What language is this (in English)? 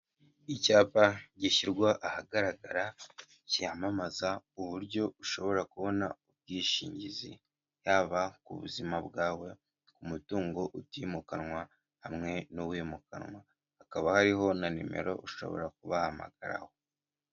Kinyarwanda